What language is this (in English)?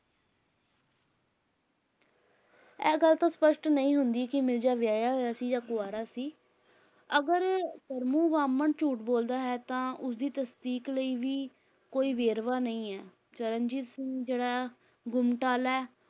Punjabi